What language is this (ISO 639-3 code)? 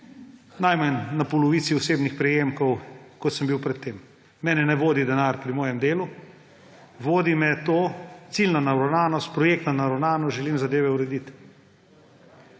slv